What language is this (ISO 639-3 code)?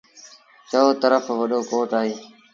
sbn